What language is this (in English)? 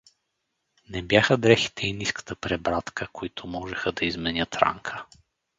Bulgarian